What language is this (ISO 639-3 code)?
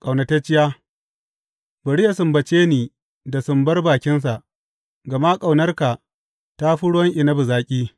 hau